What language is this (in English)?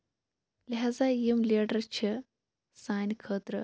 Kashmiri